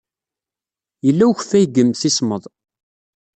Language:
Kabyle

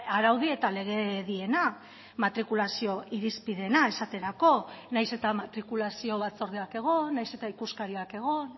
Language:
Basque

